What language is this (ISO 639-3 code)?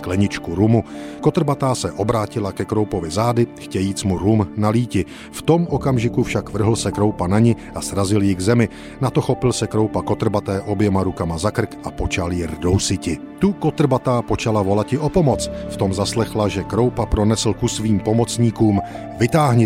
ces